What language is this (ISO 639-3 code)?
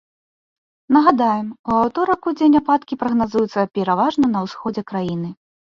bel